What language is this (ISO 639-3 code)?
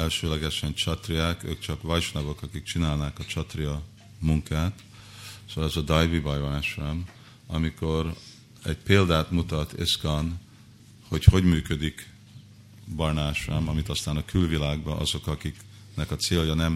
hun